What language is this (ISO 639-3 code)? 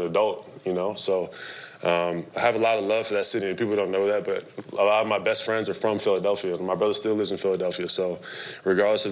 eng